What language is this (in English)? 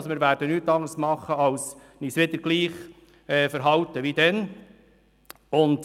Swiss German